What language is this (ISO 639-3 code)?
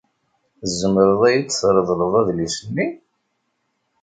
kab